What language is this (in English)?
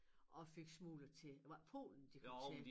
Danish